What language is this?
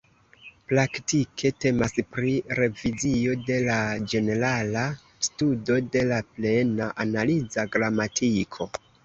Esperanto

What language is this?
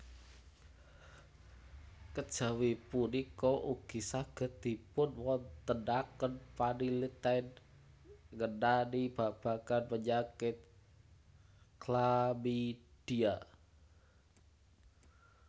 Javanese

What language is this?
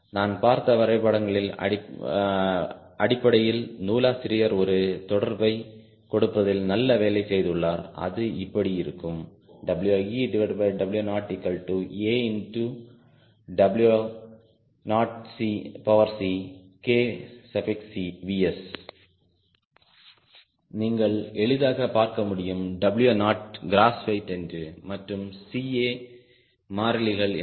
Tamil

